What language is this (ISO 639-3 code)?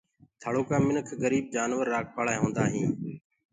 ggg